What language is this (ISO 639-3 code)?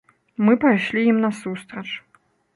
bel